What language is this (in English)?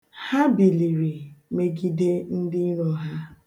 Igbo